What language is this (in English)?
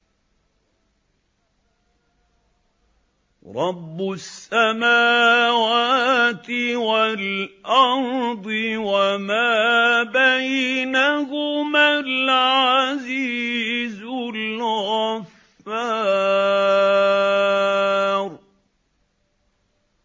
Arabic